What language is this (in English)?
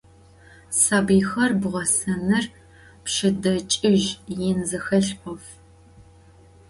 Adyghe